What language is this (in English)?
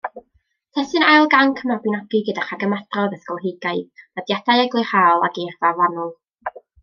Welsh